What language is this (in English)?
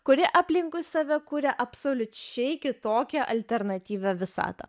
Lithuanian